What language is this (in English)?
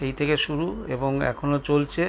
Bangla